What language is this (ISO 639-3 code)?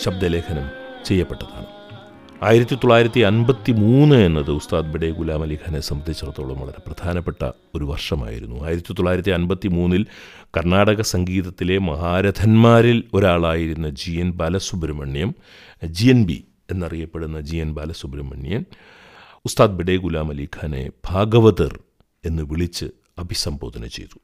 mal